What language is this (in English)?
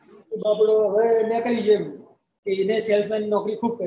Gujarati